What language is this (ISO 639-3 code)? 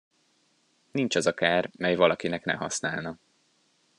hun